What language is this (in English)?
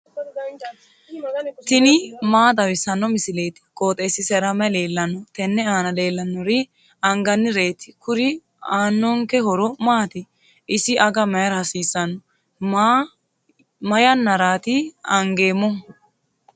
Sidamo